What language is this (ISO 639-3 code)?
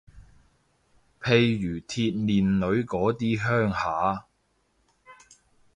yue